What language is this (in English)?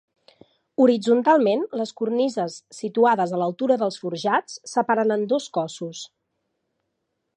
Catalan